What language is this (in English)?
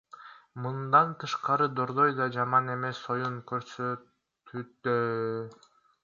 Kyrgyz